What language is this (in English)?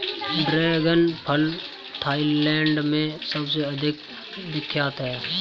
Hindi